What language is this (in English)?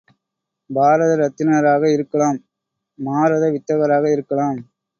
Tamil